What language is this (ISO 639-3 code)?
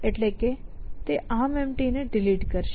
guj